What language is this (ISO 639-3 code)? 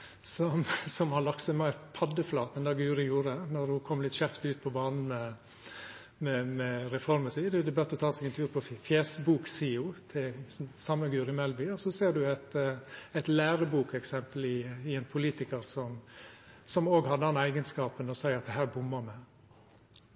nor